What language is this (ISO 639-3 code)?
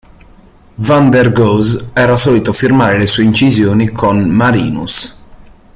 ita